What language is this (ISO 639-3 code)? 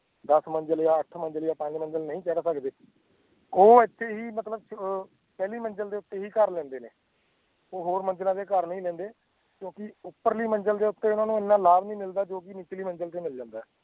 pan